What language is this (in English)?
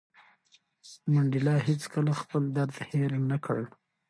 Pashto